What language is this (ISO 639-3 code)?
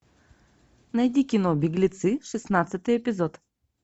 rus